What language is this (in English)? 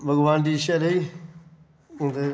Dogri